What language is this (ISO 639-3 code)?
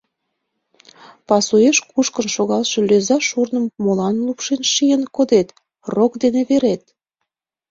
chm